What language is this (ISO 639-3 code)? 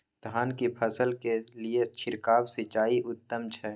mai